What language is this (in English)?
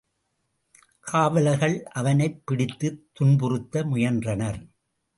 Tamil